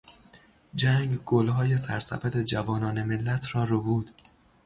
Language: Persian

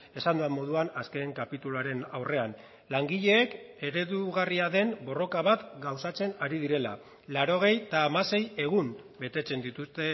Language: Basque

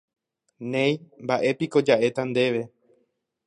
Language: Guarani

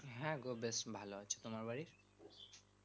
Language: Bangla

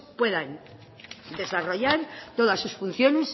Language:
Spanish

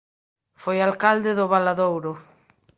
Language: Galician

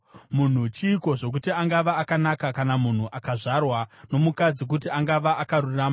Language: Shona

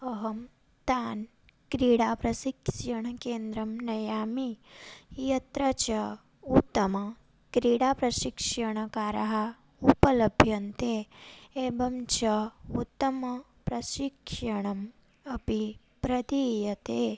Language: Sanskrit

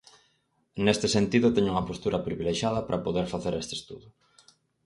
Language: Galician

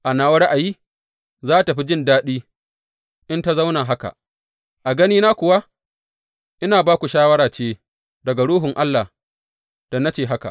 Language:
Hausa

